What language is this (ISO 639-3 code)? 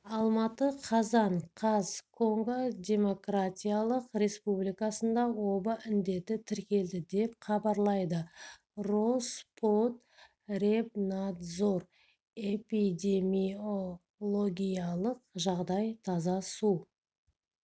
kaz